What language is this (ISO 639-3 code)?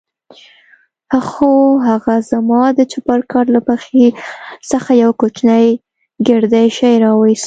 pus